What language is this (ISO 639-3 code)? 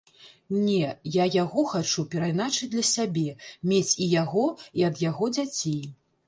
bel